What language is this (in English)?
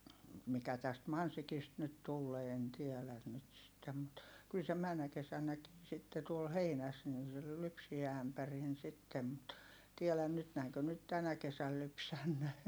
Finnish